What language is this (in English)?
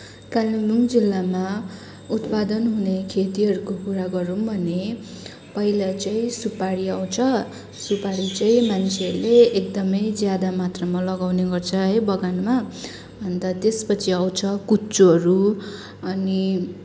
Nepali